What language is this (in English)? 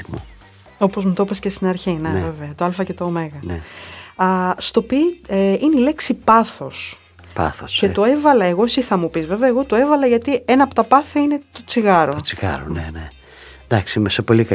Greek